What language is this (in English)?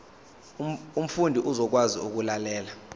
Zulu